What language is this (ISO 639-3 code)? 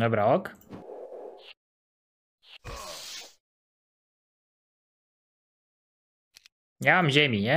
pol